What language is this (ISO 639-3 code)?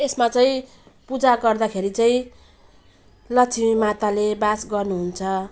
nep